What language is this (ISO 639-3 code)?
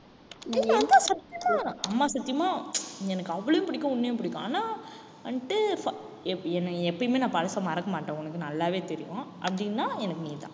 tam